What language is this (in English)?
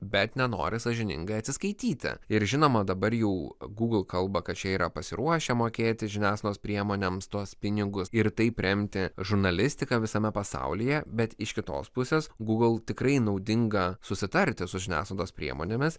Lithuanian